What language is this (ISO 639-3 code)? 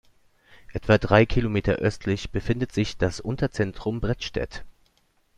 deu